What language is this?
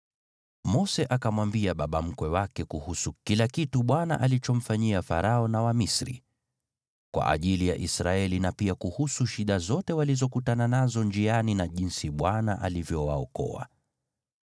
Swahili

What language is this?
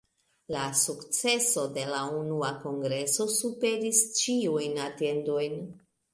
Esperanto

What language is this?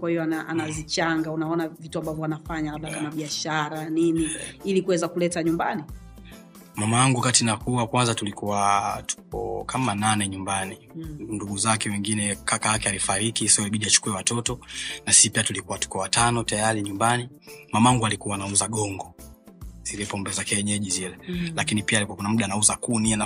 Swahili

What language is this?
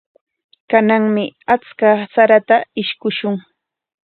Corongo Ancash Quechua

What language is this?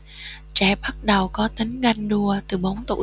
Vietnamese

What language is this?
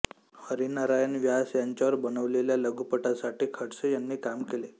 Marathi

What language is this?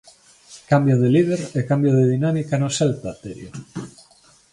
Galician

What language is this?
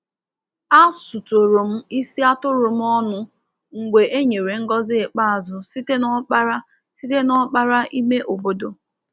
Igbo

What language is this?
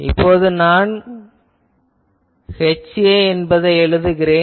Tamil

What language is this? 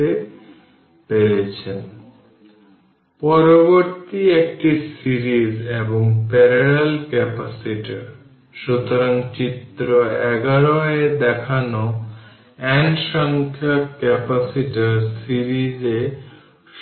Bangla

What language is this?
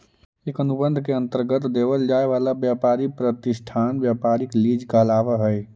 Magahi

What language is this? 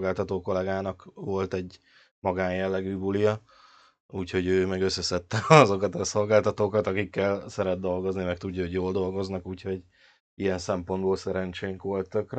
Hungarian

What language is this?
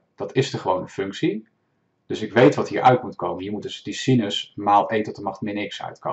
Dutch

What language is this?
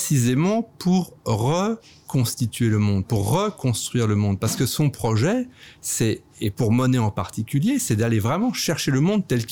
French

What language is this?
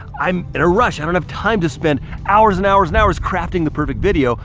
English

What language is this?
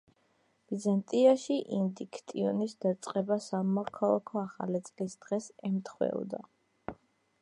Georgian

